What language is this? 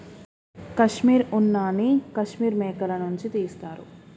Telugu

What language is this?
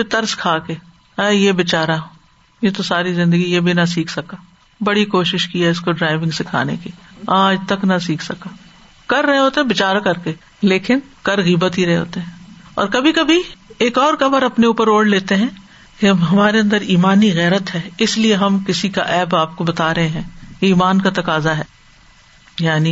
Urdu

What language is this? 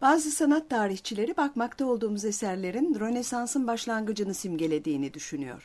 Turkish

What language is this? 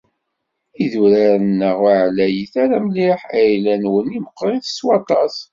Kabyle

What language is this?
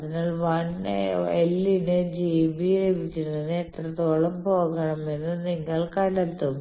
Malayalam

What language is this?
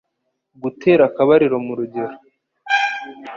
Kinyarwanda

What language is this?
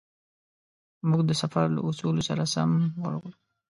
Pashto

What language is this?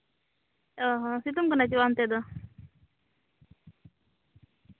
Santali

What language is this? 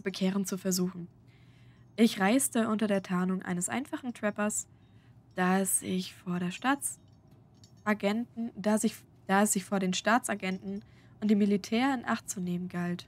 German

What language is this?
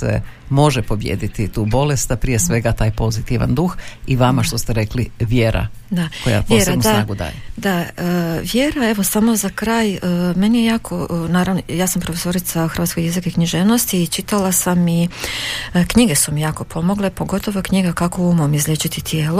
Croatian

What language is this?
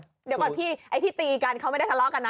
Thai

